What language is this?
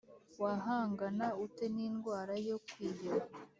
Kinyarwanda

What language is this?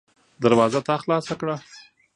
Pashto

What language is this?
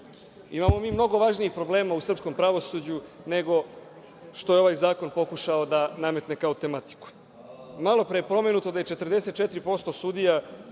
Serbian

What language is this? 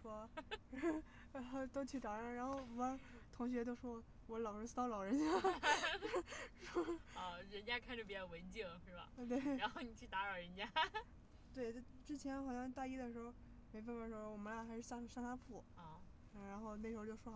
Chinese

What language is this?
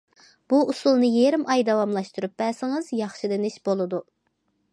Uyghur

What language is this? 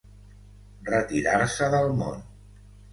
Catalan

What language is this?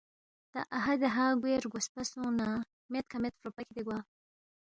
Balti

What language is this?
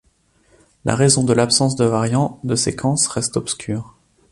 French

